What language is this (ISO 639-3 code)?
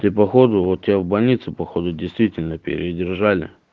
rus